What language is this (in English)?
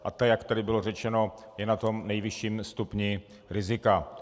Czech